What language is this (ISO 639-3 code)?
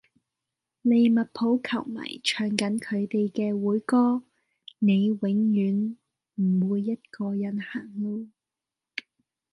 yue